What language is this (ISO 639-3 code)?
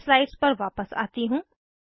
hin